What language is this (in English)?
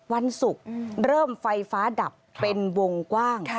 Thai